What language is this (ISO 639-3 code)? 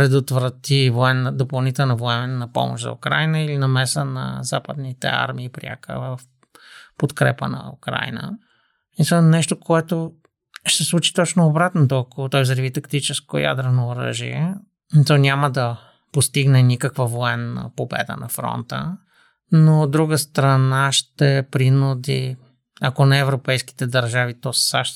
bul